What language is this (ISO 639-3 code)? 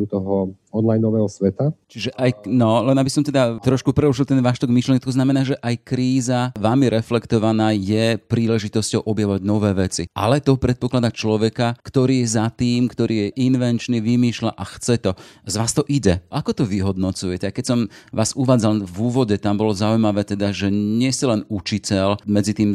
slk